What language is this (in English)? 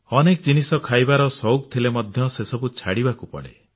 Odia